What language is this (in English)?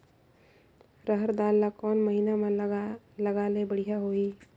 Chhattisgarhi